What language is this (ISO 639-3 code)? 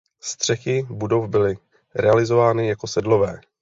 ces